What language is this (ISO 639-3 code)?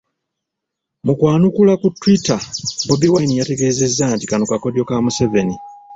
lug